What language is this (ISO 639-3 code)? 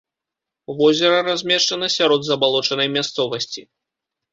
bel